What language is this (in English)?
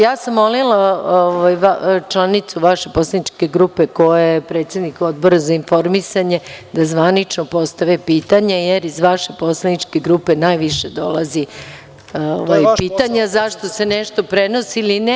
Serbian